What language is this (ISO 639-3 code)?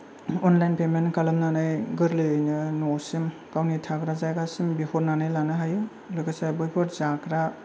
brx